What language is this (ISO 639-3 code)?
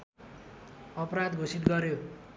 nep